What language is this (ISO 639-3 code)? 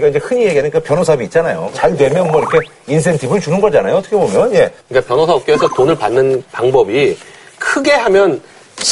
kor